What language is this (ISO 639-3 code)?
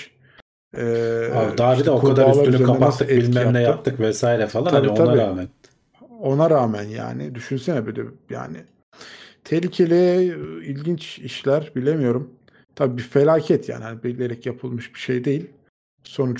tur